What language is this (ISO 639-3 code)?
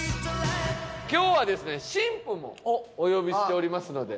jpn